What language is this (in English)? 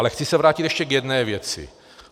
Czech